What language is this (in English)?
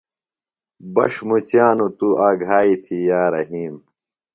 Phalura